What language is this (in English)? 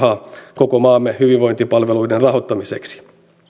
Finnish